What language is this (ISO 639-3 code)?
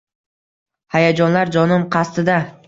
uzb